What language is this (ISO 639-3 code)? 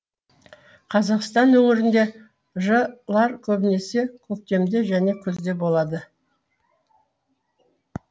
kaz